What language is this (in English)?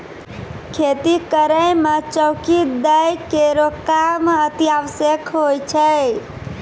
Maithili